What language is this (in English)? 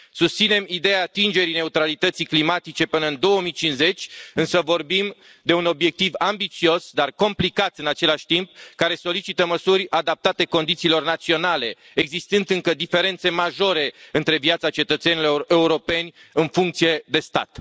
Romanian